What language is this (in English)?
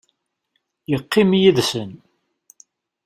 Kabyle